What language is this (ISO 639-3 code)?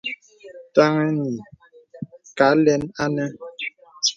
beb